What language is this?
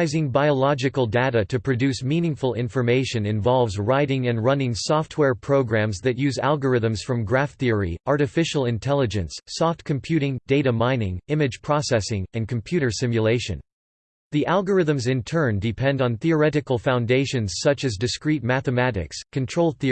English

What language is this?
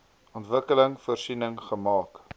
Afrikaans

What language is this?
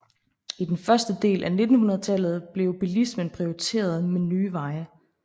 Danish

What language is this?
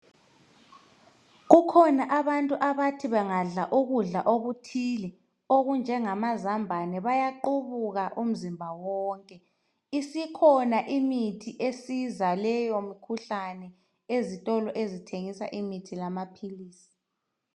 North Ndebele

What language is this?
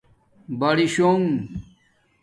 Domaaki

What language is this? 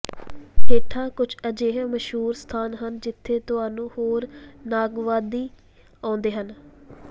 Punjabi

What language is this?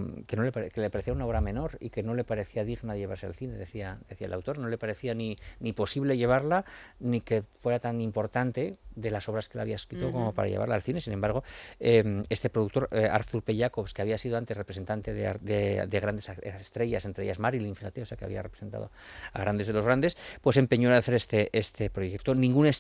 Spanish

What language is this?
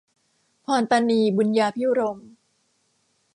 Thai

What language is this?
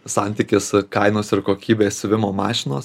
Lithuanian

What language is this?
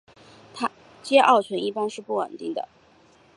Chinese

